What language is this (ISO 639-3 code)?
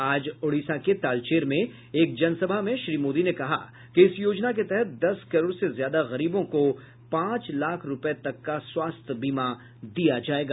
hin